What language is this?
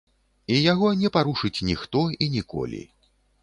Belarusian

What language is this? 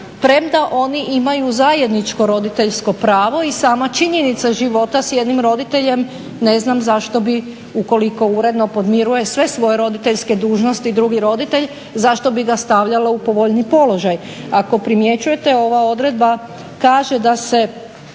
Croatian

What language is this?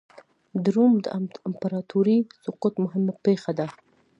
Pashto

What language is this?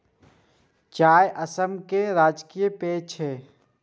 Maithili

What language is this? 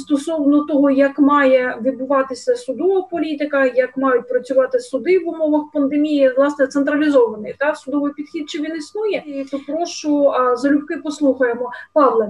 Ukrainian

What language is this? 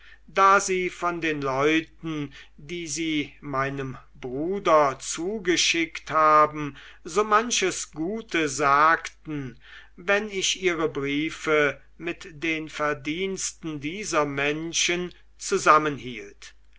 German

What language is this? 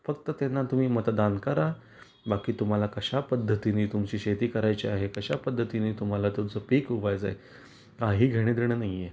Marathi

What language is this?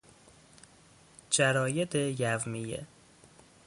Persian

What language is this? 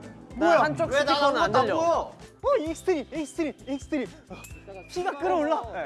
Korean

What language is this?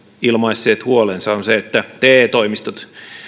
Finnish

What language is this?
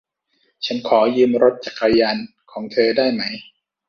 Thai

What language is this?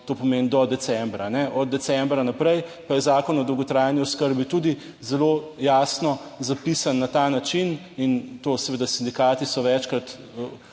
Slovenian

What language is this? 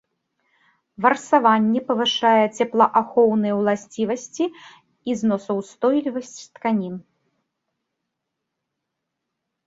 Belarusian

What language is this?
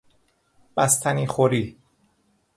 Persian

